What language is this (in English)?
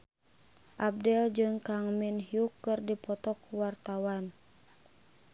Sundanese